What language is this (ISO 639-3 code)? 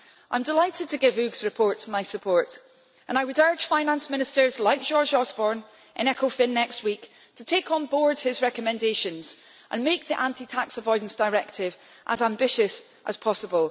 eng